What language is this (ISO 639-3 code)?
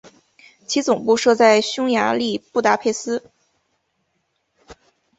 zho